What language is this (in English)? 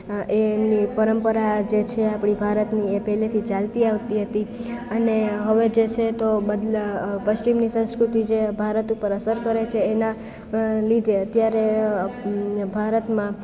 Gujarati